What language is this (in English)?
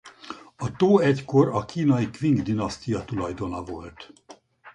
Hungarian